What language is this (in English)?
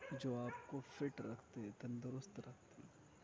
Urdu